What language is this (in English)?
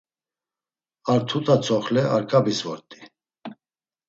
Laz